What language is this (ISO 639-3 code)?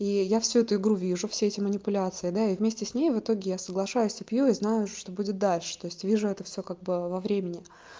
rus